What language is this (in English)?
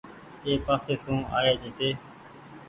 Goaria